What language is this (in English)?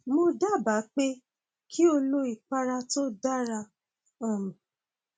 Yoruba